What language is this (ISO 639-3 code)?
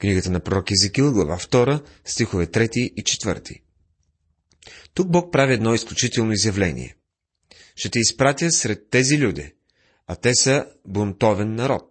bul